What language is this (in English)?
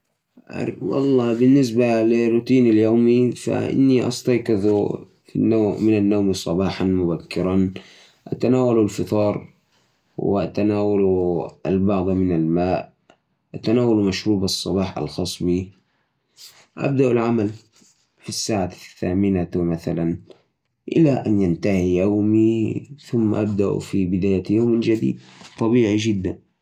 Najdi Arabic